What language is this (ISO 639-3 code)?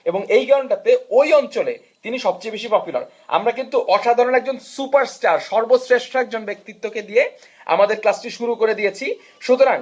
ben